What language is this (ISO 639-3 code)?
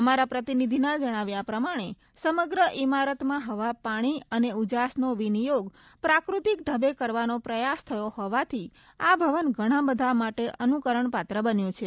guj